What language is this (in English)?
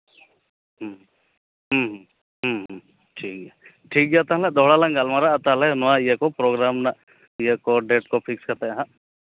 Santali